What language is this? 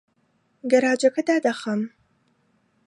Central Kurdish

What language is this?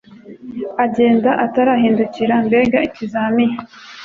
Kinyarwanda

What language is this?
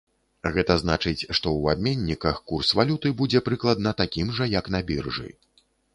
Belarusian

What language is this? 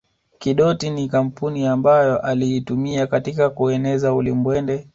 Swahili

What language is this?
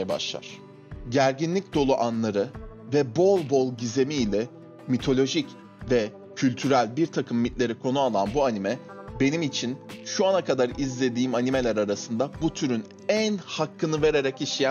Turkish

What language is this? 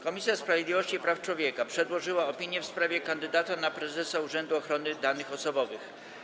Polish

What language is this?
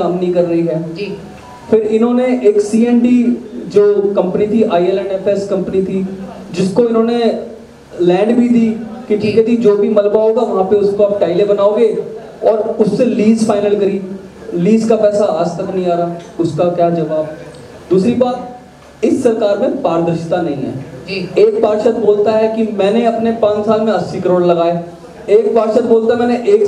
Hindi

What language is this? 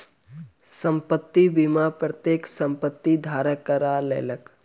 Maithili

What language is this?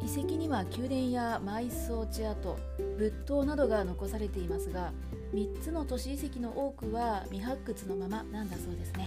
Japanese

